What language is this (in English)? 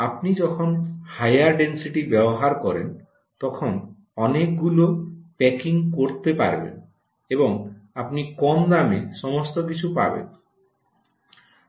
Bangla